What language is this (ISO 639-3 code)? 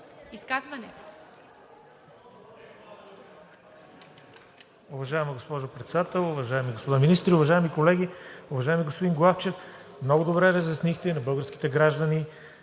bul